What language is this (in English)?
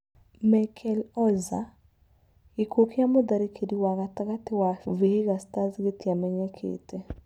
Kikuyu